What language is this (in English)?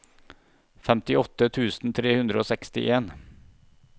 Norwegian